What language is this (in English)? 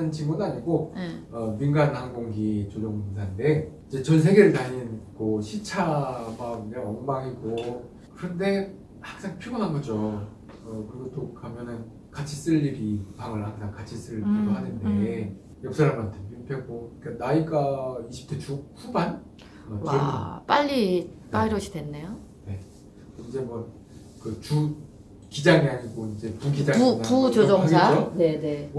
Korean